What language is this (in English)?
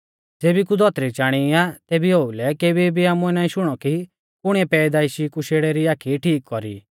Mahasu Pahari